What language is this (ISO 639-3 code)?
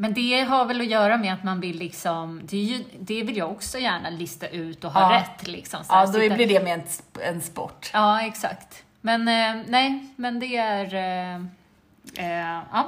swe